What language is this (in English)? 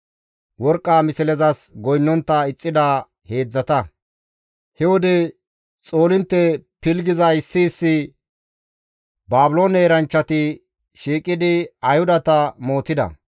Gamo